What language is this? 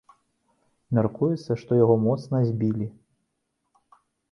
Belarusian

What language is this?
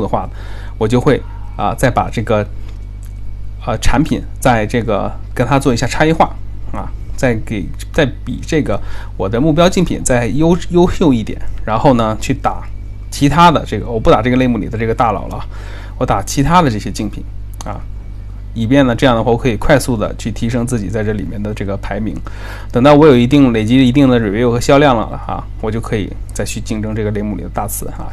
Chinese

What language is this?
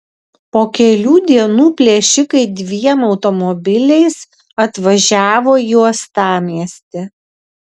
Lithuanian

